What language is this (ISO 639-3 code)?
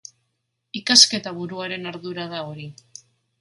eus